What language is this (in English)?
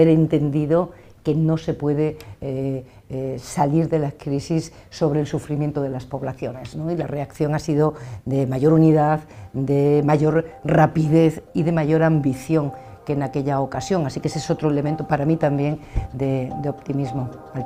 Spanish